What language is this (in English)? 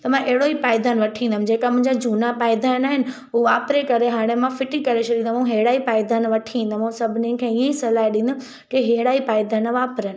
Sindhi